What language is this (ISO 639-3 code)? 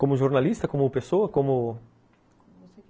por